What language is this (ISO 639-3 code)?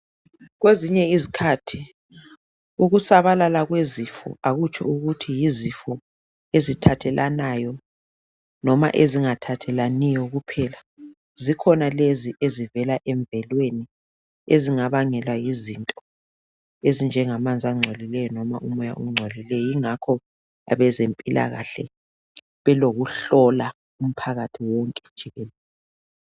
nde